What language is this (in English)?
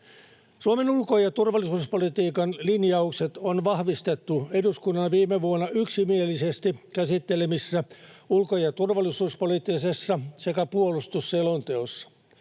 Finnish